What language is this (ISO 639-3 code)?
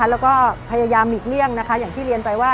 tha